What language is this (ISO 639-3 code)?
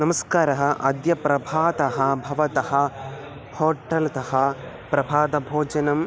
san